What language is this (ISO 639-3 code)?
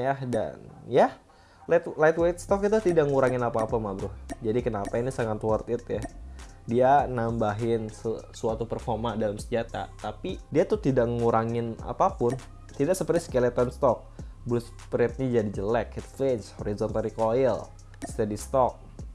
ind